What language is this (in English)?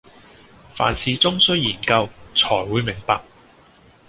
Cantonese